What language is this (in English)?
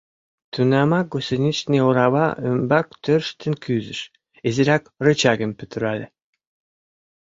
Mari